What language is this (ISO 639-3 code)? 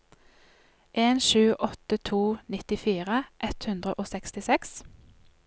nor